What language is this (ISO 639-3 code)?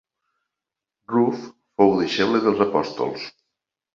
cat